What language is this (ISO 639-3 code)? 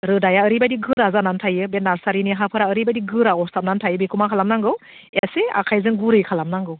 brx